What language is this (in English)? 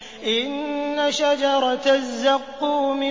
Arabic